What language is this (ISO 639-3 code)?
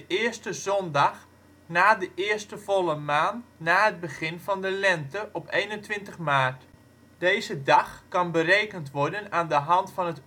nld